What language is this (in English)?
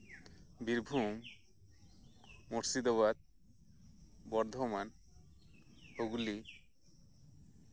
Santali